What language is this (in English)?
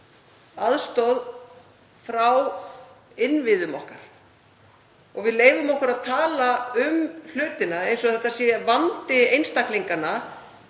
Icelandic